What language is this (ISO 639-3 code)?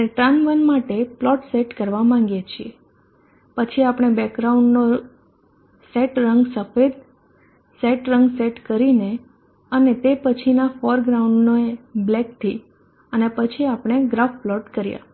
guj